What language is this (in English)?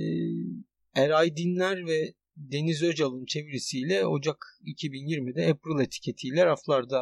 Turkish